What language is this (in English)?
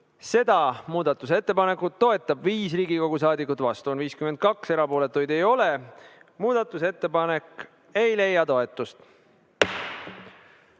Estonian